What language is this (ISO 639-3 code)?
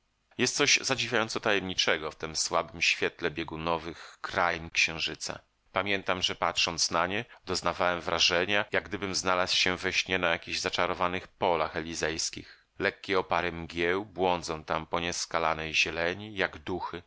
pol